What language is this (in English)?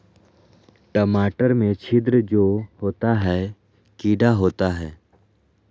Magahi